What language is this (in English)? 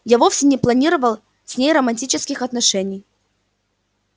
Russian